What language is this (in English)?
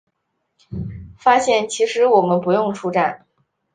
Chinese